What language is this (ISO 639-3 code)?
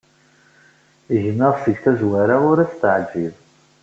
kab